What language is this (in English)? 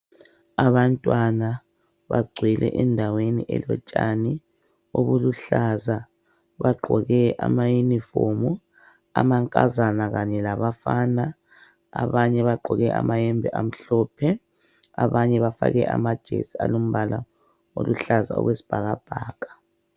North Ndebele